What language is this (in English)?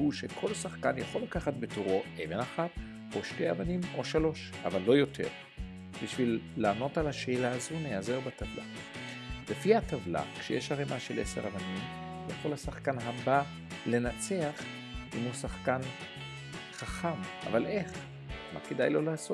Hebrew